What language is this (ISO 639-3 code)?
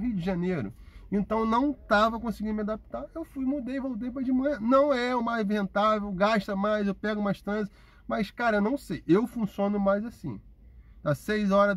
por